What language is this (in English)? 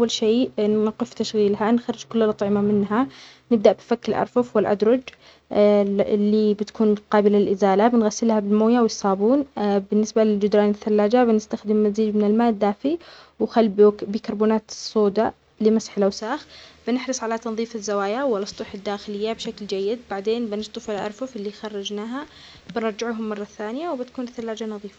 Omani Arabic